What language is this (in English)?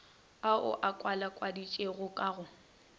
Northern Sotho